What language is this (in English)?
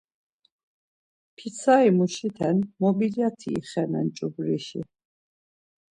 Laz